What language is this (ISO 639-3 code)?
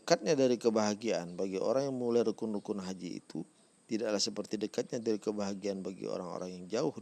ind